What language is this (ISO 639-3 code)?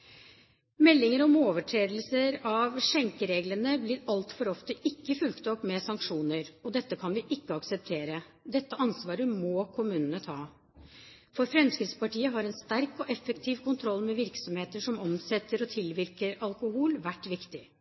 nob